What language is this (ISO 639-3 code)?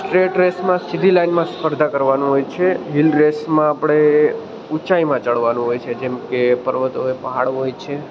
guj